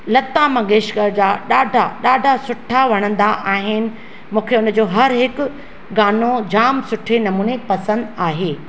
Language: Sindhi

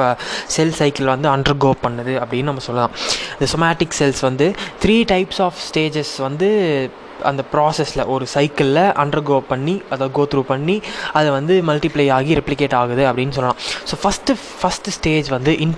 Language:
Tamil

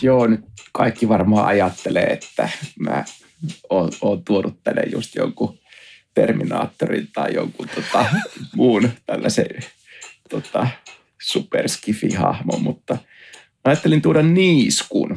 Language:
Finnish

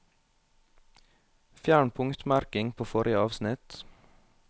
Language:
Norwegian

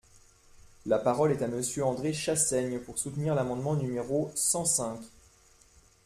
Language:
French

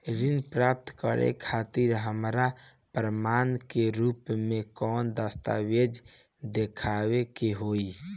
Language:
Bhojpuri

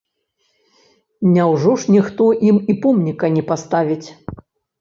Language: Belarusian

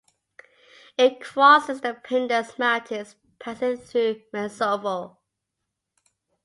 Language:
English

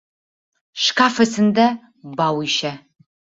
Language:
Bashkir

